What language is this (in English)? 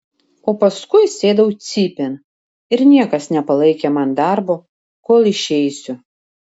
Lithuanian